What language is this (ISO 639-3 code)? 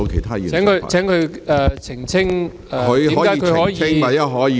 yue